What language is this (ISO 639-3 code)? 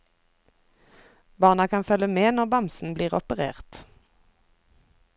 nor